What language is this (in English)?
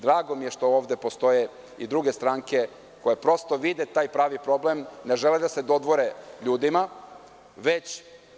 Serbian